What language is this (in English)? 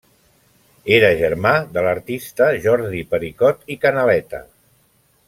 Catalan